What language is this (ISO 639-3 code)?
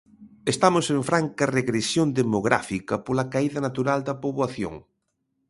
glg